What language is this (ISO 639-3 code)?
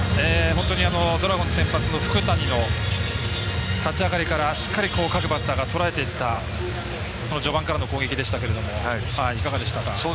jpn